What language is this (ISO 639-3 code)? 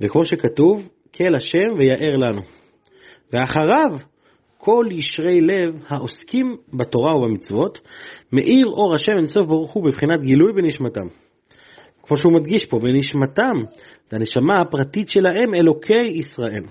heb